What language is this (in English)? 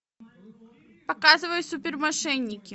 Russian